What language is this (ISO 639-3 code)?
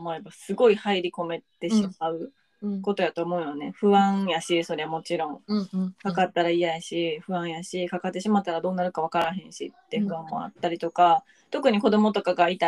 jpn